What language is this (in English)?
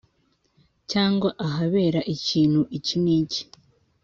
Kinyarwanda